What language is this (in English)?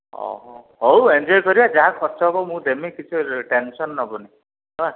Odia